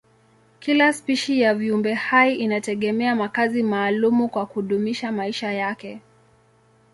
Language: Swahili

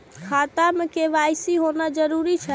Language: Maithili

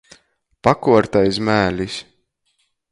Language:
Latgalian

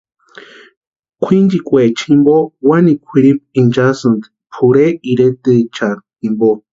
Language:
Western Highland Purepecha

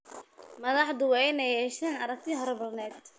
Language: Somali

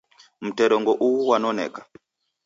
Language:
Taita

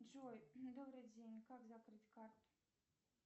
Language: Russian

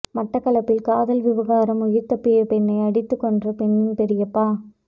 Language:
Tamil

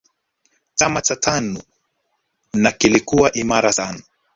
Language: Swahili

